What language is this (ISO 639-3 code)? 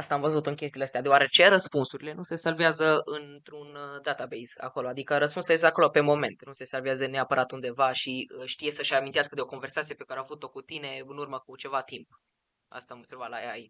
ron